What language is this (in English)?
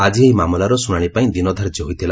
Odia